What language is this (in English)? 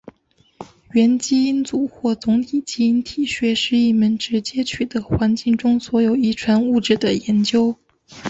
Chinese